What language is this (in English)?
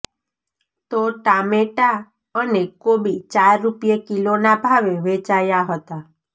Gujarati